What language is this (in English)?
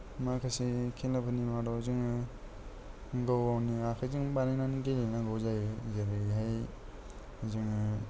Bodo